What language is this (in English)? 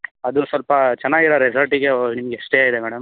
Kannada